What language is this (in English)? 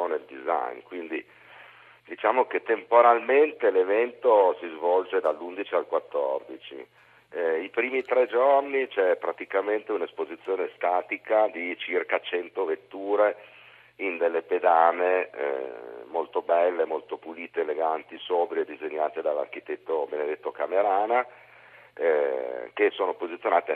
Italian